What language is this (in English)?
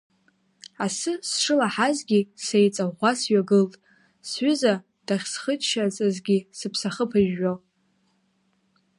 Abkhazian